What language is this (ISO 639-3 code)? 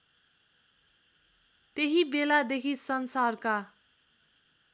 nep